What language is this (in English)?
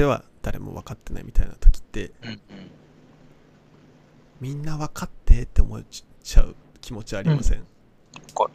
Japanese